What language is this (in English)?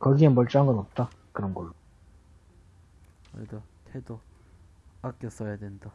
Korean